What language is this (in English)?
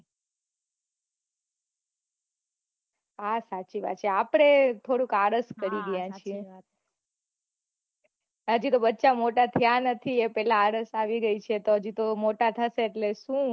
Gujarati